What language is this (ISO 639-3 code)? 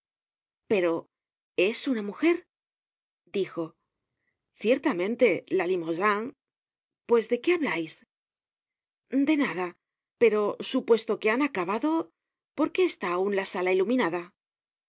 spa